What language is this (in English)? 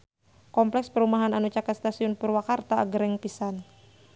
Sundanese